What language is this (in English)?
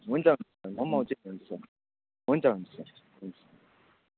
Nepali